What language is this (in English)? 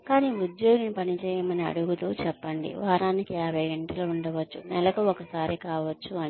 Telugu